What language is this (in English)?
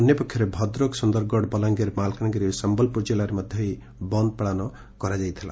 Odia